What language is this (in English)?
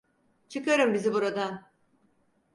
Turkish